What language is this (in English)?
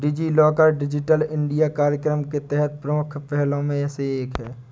Hindi